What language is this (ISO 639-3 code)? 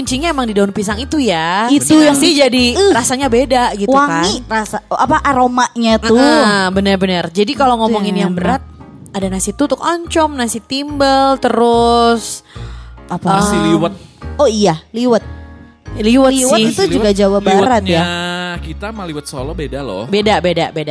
ind